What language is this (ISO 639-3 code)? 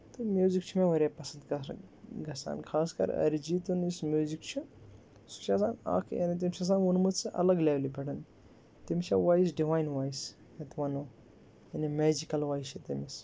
kas